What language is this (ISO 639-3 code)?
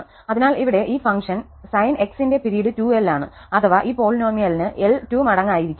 mal